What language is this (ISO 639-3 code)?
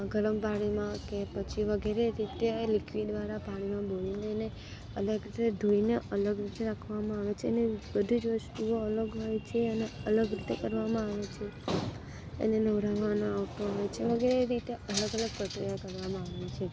guj